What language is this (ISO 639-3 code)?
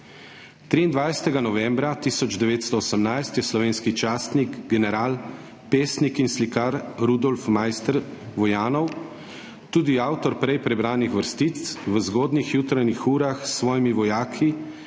slv